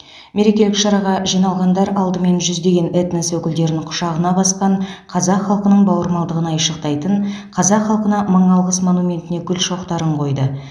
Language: Kazakh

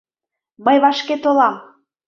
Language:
Mari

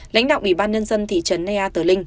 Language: Vietnamese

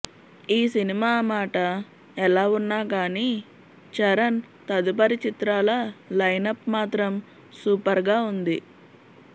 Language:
Telugu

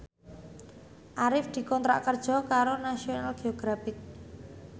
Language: Javanese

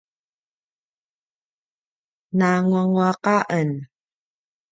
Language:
Paiwan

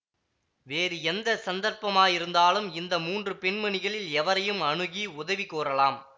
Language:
Tamil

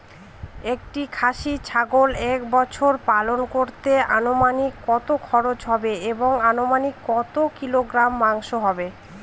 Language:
Bangla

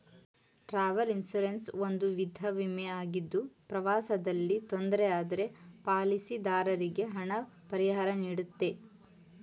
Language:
Kannada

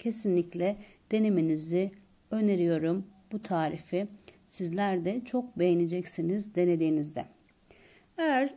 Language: Turkish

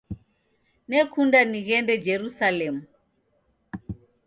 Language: Taita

